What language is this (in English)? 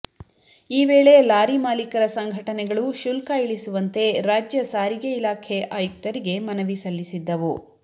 Kannada